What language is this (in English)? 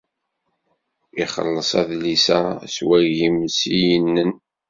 Kabyle